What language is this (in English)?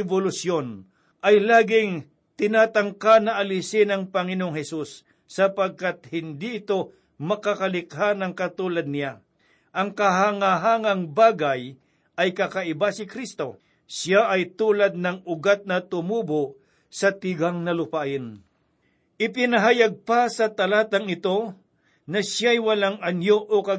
Filipino